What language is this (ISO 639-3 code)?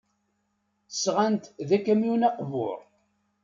kab